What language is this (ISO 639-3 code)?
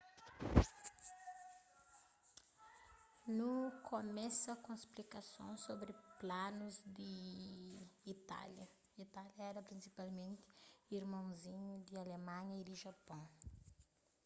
kea